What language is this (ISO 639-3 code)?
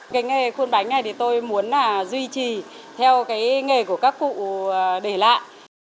vie